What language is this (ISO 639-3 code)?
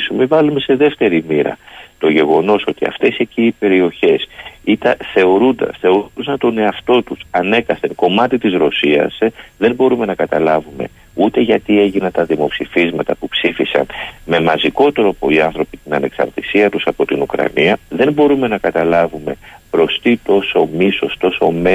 ell